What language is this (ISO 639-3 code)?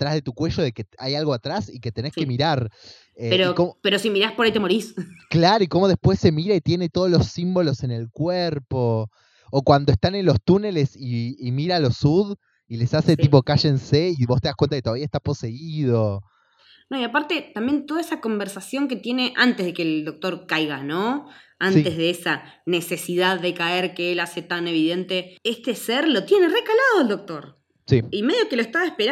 spa